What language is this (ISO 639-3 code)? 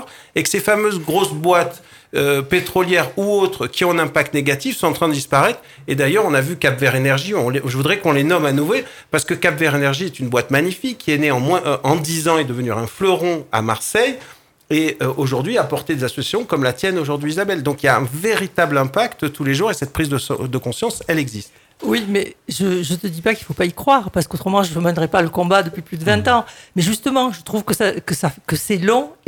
fra